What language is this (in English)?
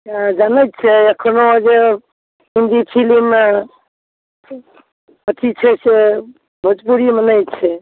Maithili